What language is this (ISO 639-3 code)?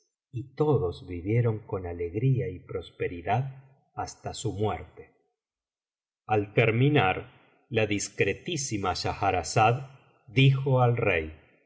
spa